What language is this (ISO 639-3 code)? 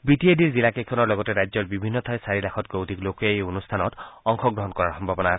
asm